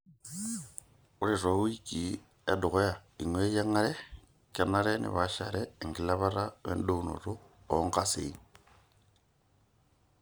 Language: Masai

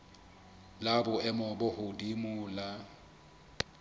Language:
Southern Sotho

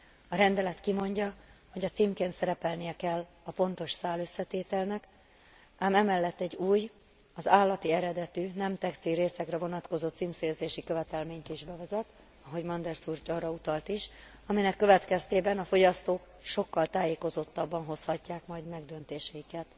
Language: Hungarian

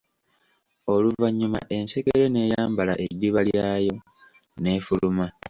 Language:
Ganda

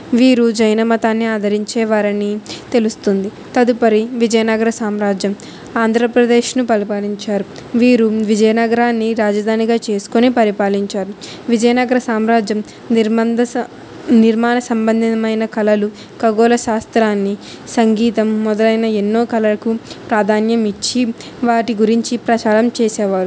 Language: Telugu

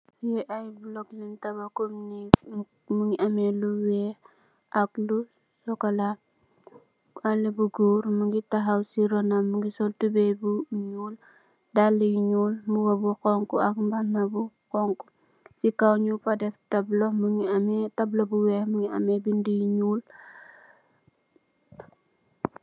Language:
Wolof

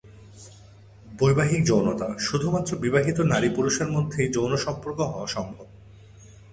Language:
Bangla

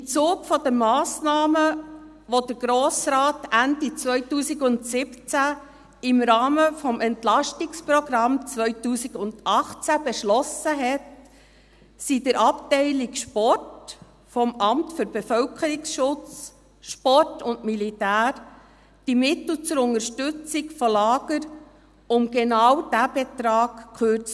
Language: Swiss German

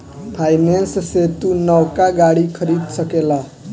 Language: Bhojpuri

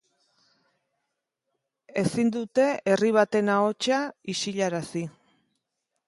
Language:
Basque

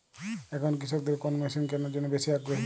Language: Bangla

